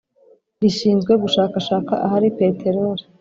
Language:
Kinyarwanda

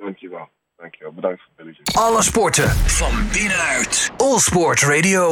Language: Dutch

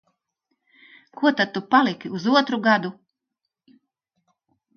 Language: Latvian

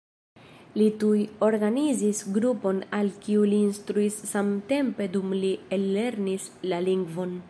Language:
Esperanto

